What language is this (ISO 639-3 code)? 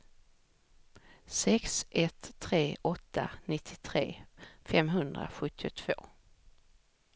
swe